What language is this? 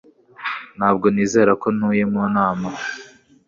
Kinyarwanda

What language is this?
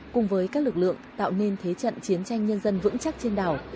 Vietnamese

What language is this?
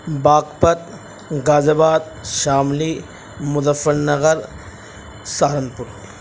Urdu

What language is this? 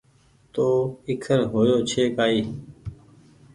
Goaria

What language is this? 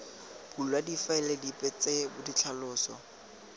Tswana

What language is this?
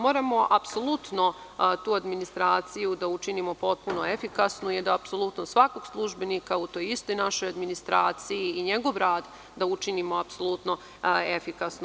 Serbian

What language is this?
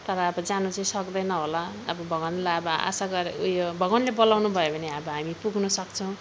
Nepali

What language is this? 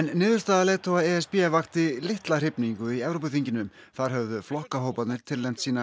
Icelandic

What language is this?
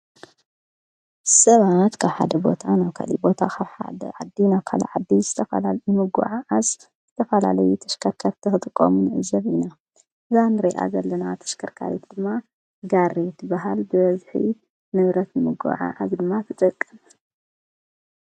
Tigrinya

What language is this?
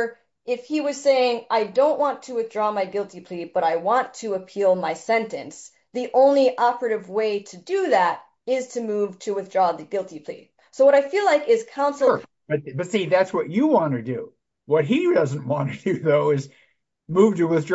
English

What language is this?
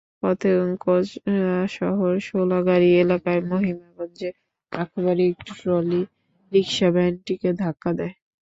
Bangla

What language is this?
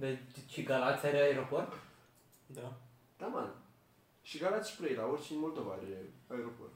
Romanian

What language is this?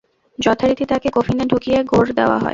Bangla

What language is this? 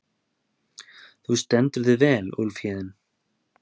Icelandic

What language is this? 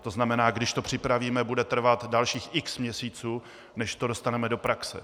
Czech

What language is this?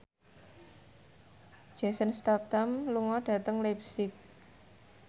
Javanese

